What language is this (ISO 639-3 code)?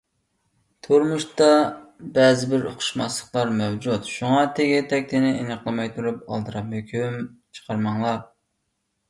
uig